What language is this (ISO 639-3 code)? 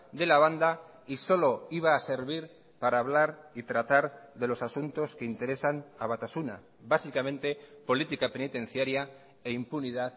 spa